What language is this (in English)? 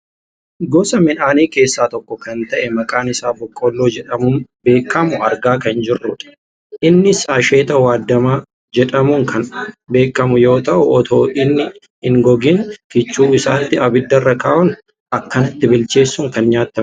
Oromo